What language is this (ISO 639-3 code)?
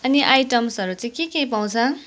nep